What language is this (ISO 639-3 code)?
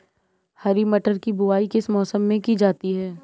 hin